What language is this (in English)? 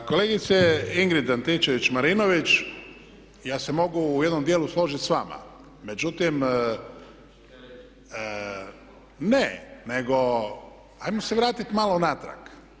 Croatian